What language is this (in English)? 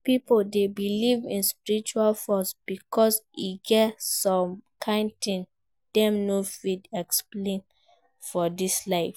Nigerian Pidgin